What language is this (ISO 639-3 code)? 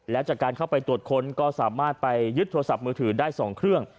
tha